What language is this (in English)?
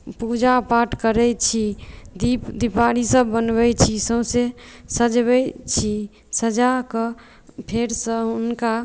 Maithili